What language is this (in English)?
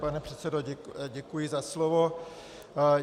Czech